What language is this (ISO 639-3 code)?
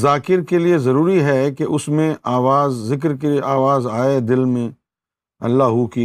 urd